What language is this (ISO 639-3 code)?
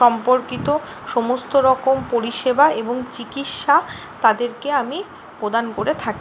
ben